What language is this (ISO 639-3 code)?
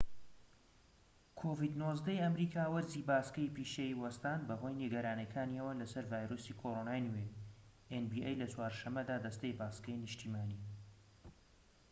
ckb